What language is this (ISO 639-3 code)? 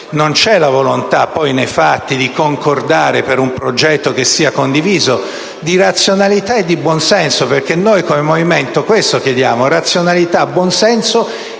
ita